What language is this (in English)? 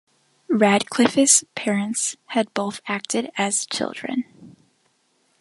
English